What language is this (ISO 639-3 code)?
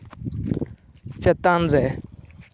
sat